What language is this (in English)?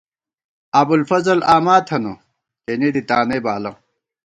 Gawar-Bati